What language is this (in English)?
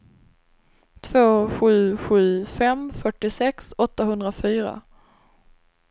Swedish